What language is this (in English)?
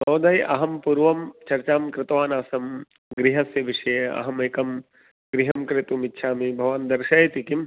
Sanskrit